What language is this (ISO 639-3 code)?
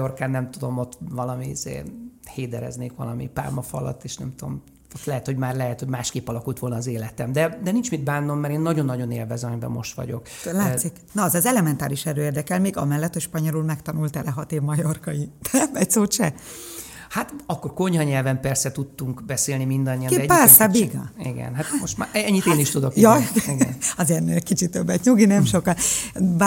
hun